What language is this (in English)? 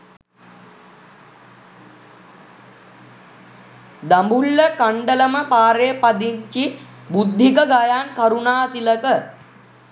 Sinhala